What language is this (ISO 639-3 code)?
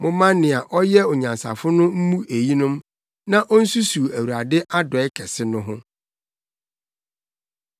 aka